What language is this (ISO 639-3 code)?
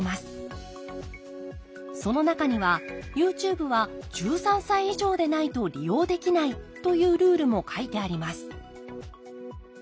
jpn